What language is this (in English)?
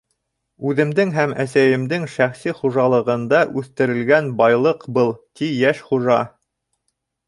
Bashkir